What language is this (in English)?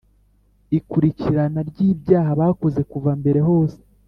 Kinyarwanda